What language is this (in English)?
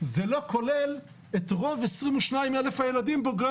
Hebrew